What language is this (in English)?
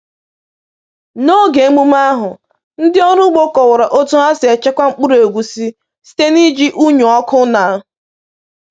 Igbo